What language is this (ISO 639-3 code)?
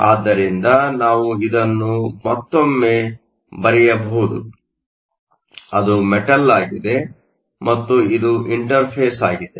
kan